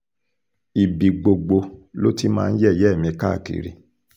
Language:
Yoruba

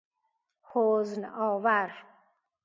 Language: Persian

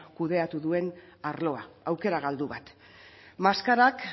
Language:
Basque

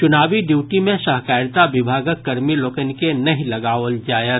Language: Maithili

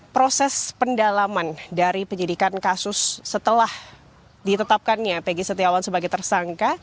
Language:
Indonesian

